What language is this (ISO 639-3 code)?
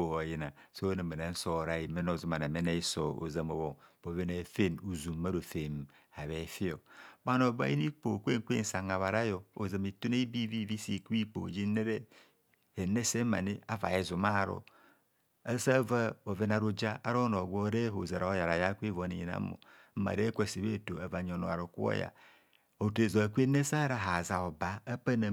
bcs